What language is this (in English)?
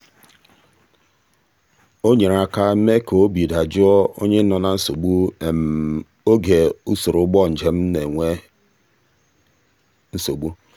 Igbo